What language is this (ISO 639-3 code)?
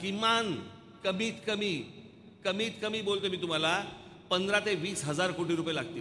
hin